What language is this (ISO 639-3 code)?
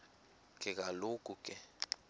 xho